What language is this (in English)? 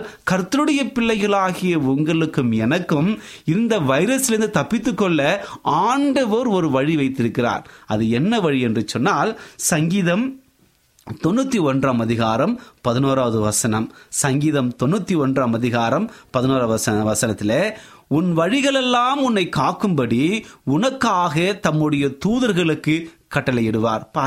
Tamil